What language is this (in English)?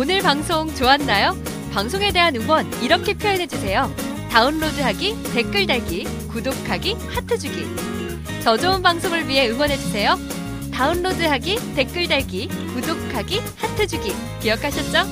Korean